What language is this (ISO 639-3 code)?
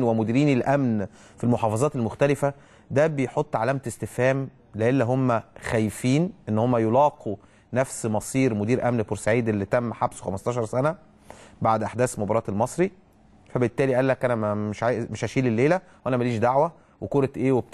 ara